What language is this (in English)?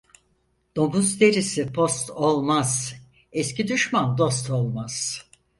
Turkish